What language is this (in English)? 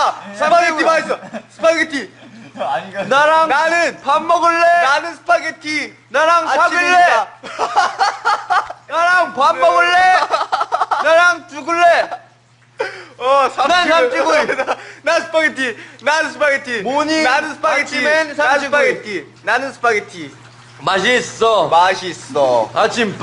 Korean